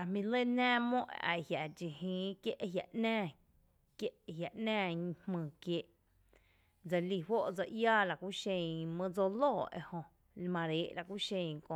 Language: Tepinapa Chinantec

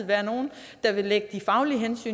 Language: Danish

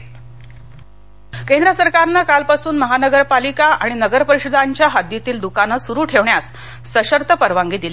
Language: Marathi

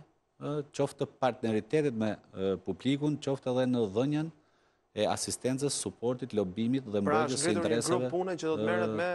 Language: Bulgarian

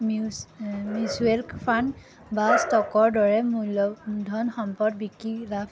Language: Assamese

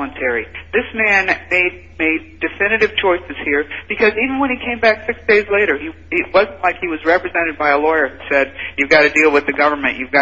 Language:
English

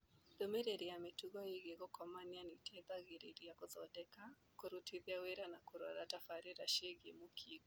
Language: Kikuyu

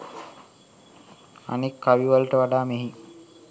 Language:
Sinhala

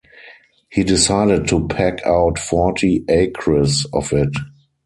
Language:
English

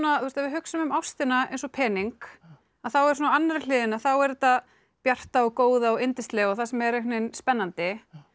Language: Icelandic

